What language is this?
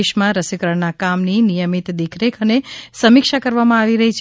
Gujarati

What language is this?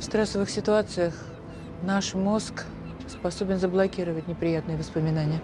Russian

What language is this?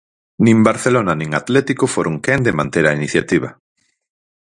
Galician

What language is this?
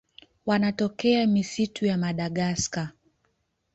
Swahili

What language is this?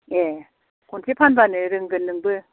Bodo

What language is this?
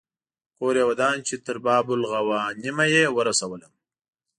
Pashto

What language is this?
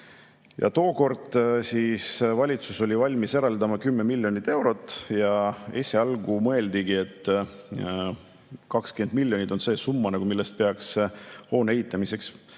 Estonian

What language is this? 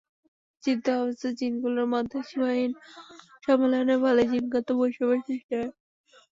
Bangla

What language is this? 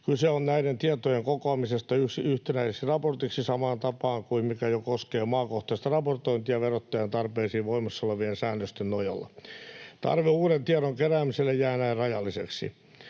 Finnish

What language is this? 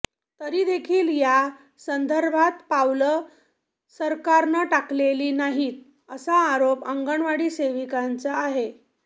Marathi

